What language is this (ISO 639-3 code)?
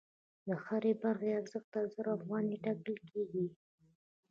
pus